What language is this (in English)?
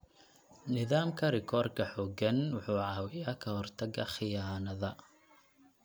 Somali